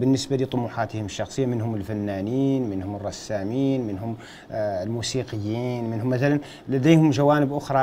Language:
Arabic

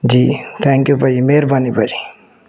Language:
Punjabi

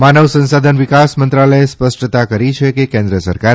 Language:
Gujarati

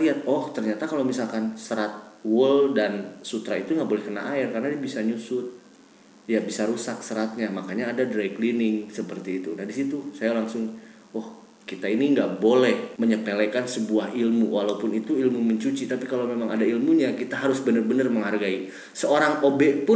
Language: Indonesian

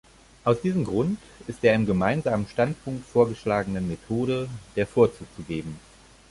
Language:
German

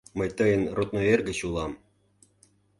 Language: Mari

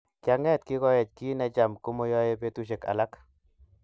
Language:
Kalenjin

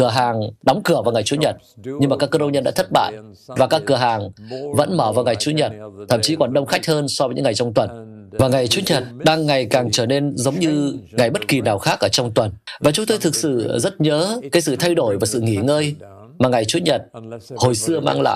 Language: Vietnamese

